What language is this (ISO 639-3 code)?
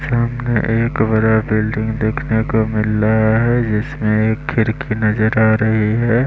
hin